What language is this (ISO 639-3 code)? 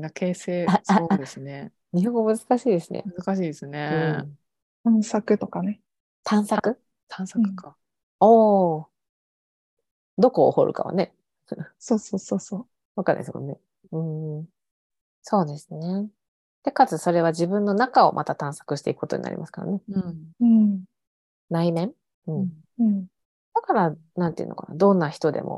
jpn